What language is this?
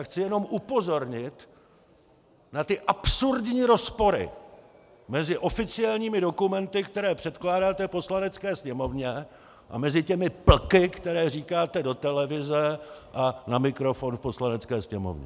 Czech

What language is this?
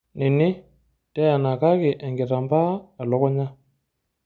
Masai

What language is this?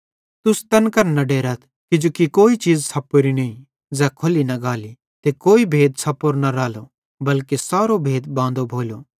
Bhadrawahi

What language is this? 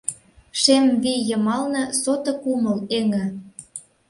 Mari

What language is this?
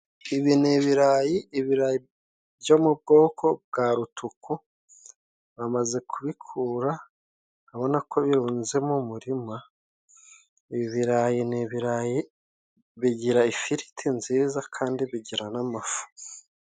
Kinyarwanda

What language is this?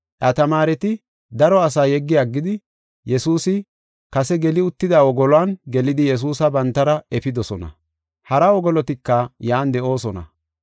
Gofa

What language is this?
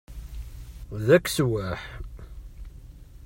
Kabyle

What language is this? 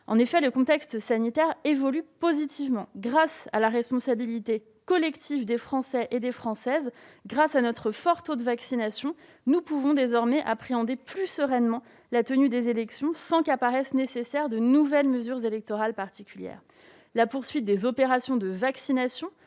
French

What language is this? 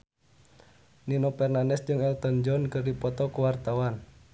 Sundanese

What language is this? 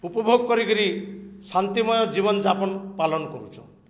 Odia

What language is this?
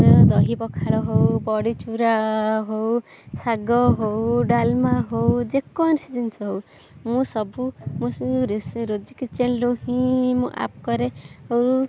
Odia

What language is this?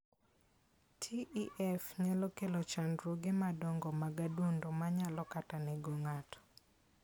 Luo (Kenya and Tanzania)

